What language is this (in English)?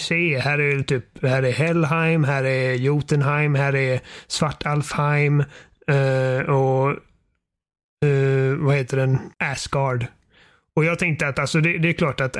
Swedish